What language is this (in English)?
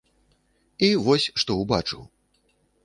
Belarusian